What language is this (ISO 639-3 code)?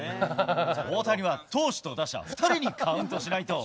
jpn